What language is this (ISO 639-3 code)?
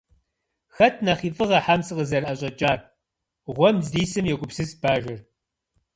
kbd